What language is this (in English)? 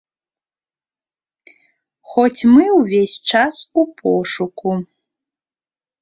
Belarusian